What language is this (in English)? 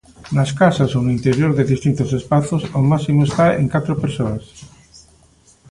Galician